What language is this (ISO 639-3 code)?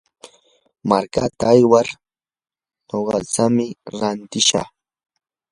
qur